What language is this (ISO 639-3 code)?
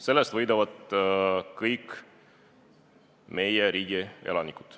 est